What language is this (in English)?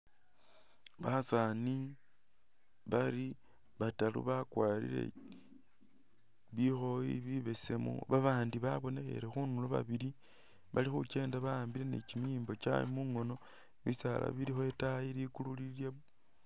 Masaaba